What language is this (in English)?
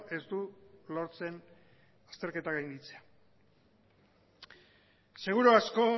Basque